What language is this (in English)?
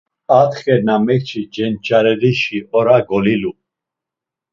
Laz